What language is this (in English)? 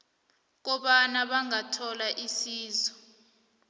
South Ndebele